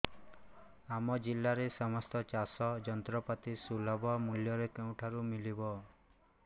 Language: Odia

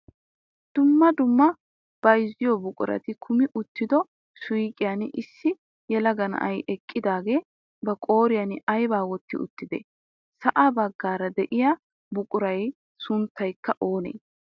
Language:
Wolaytta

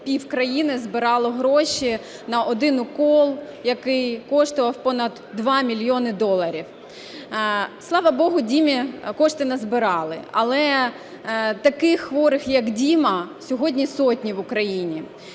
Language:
Ukrainian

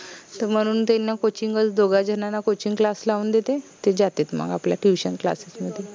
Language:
Marathi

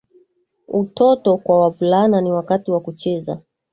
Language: Swahili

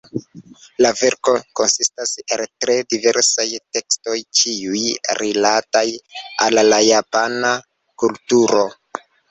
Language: Esperanto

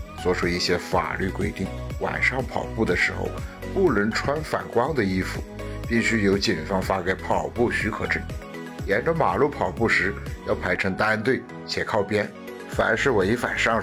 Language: Chinese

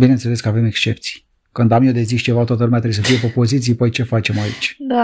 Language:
Romanian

